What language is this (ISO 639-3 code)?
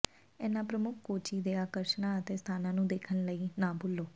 pan